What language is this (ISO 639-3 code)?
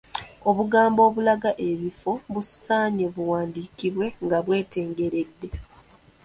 lug